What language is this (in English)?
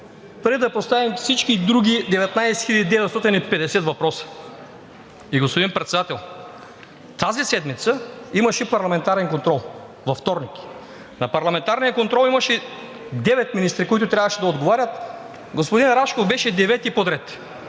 Bulgarian